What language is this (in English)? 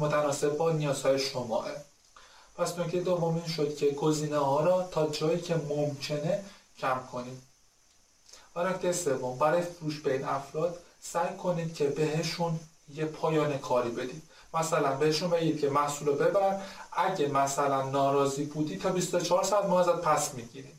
Persian